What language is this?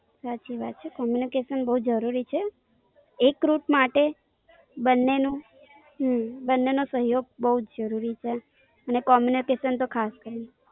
Gujarati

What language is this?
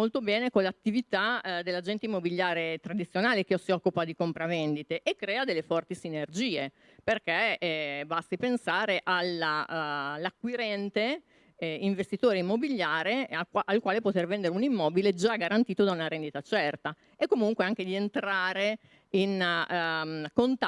Italian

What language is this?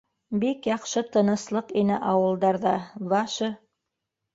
Bashkir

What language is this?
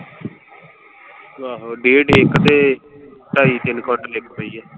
Punjabi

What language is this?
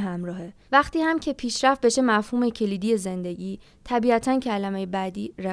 Persian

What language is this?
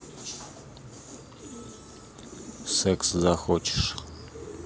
Russian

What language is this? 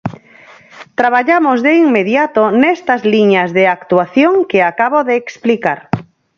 Galician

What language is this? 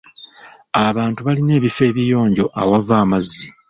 Ganda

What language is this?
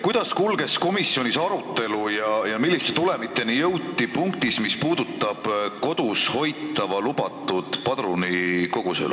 Estonian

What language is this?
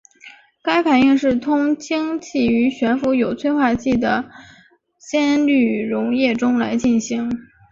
Chinese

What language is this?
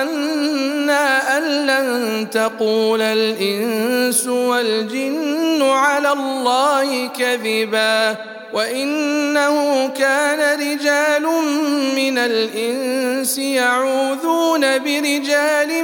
Arabic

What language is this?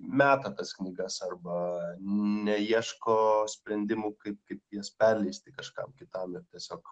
Lithuanian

